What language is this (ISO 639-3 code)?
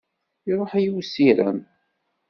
kab